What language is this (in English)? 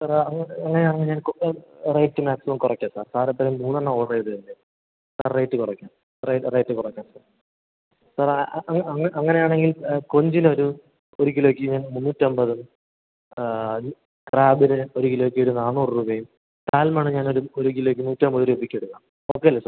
Malayalam